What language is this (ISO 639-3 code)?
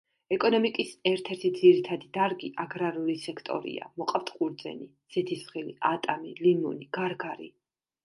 kat